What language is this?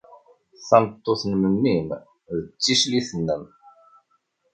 Kabyle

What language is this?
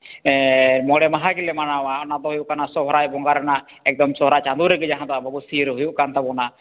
Santali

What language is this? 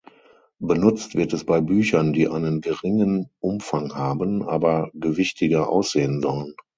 German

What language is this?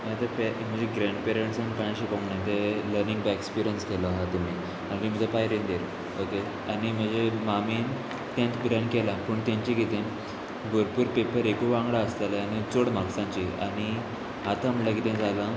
Konkani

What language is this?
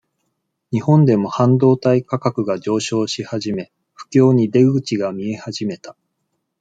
Japanese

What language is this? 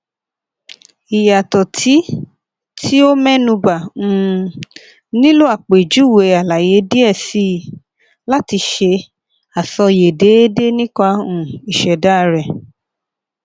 Yoruba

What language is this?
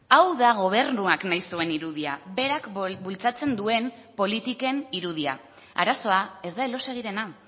Basque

